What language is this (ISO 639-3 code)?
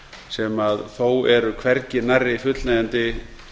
isl